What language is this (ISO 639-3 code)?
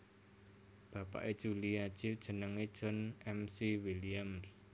jav